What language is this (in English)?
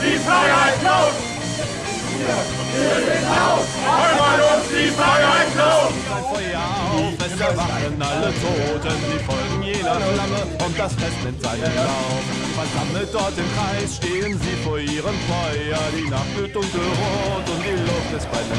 German